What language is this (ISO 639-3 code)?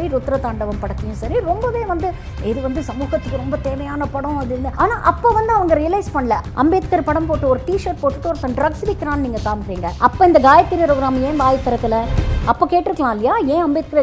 tam